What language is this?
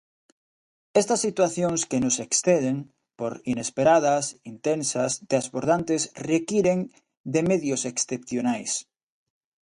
Galician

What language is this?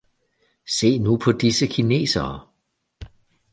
Danish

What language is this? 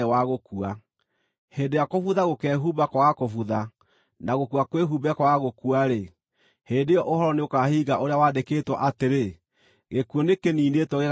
Kikuyu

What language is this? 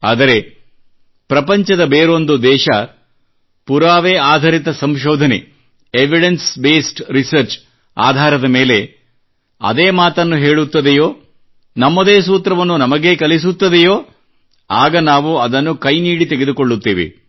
Kannada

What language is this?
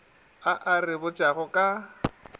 Northern Sotho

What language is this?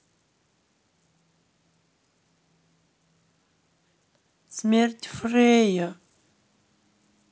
Russian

